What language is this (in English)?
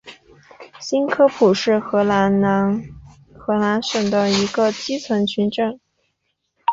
Chinese